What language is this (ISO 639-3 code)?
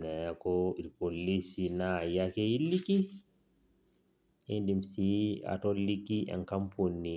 mas